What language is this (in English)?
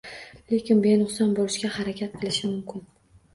Uzbek